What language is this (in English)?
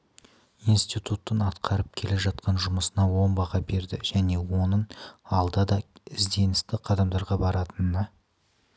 Kazakh